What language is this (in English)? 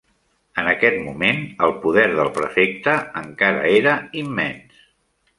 Catalan